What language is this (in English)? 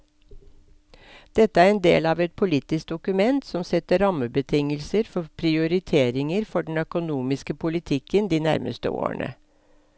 Norwegian